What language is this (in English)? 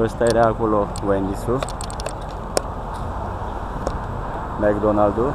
Romanian